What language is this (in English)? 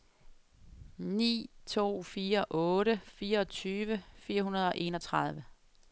Danish